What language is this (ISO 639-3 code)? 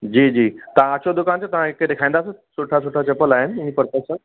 snd